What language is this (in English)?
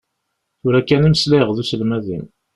Kabyle